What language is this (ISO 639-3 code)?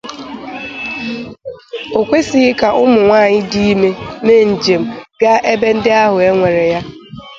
ibo